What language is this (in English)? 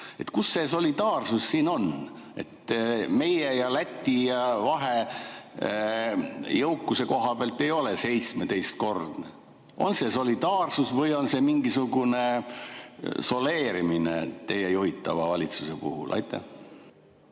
Estonian